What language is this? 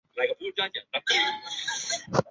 Chinese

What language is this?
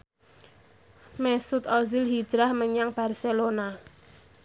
Javanese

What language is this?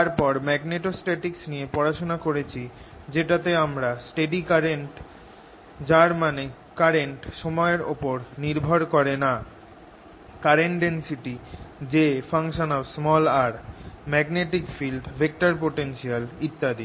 Bangla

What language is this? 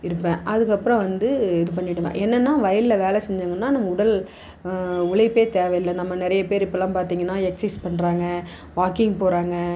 Tamil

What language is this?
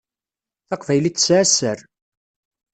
Kabyle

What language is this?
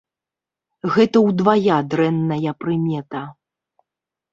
Belarusian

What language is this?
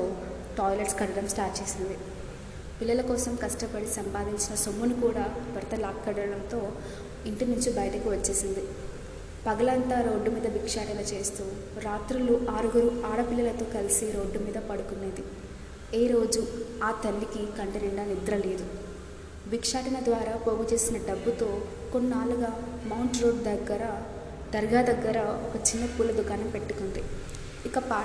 Telugu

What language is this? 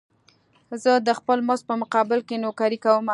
Pashto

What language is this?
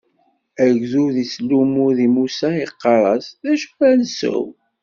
Kabyle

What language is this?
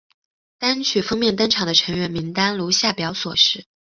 Chinese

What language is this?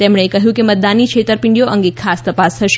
Gujarati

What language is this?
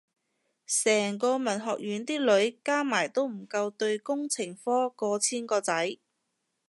Cantonese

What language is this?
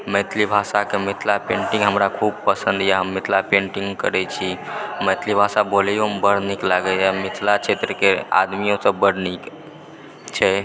Maithili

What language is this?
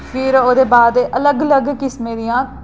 Dogri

